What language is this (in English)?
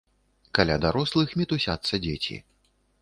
Belarusian